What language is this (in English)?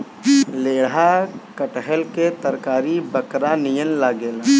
Bhojpuri